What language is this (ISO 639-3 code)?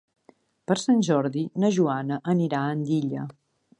cat